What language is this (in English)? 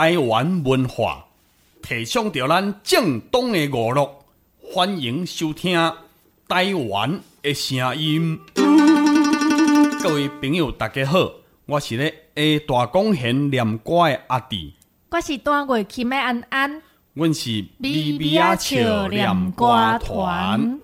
Chinese